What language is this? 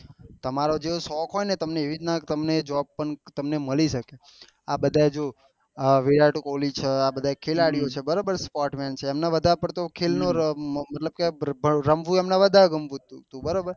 Gujarati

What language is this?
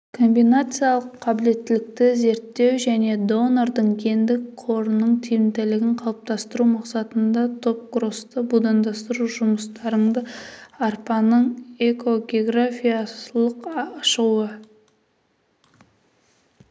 Kazakh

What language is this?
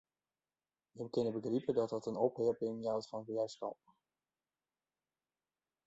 Western Frisian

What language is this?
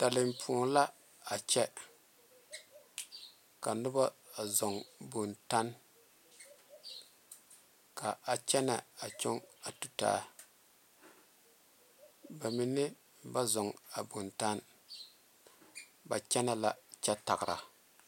Southern Dagaare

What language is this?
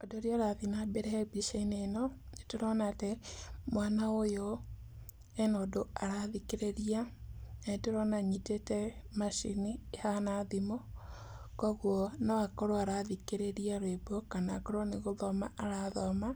Kikuyu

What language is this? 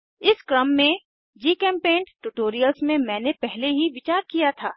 Hindi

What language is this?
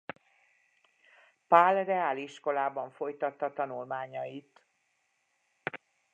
Hungarian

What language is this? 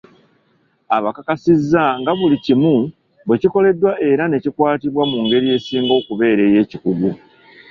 Ganda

